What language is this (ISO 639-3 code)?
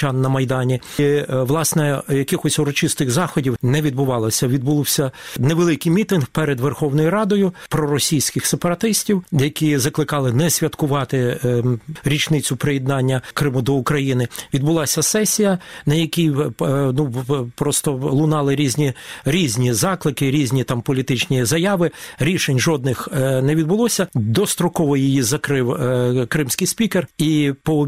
ukr